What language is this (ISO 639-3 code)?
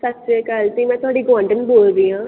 pan